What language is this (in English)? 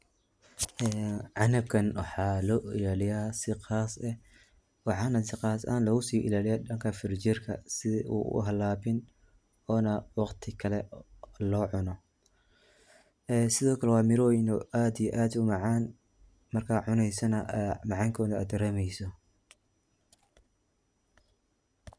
Somali